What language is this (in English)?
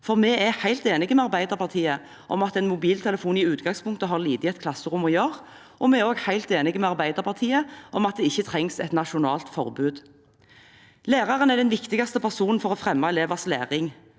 Norwegian